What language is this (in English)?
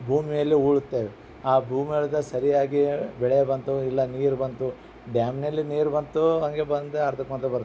Kannada